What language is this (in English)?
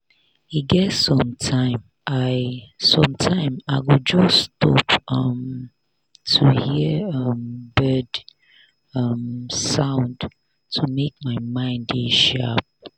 Nigerian Pidgin